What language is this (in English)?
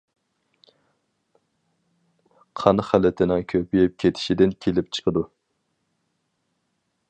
Uyghur